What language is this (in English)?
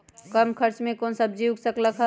Magahi